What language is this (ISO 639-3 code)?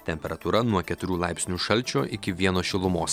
lit